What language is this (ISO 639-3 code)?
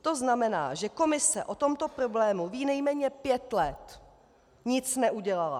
ces